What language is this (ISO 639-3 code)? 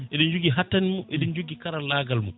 ful